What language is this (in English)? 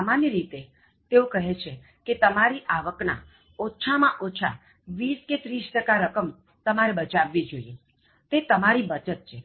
Gujarati